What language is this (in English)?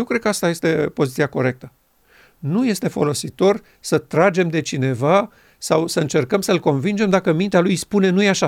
Romanian